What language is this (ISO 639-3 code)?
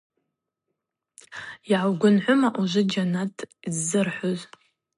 abq